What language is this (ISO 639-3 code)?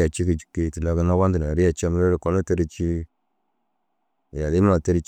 dzg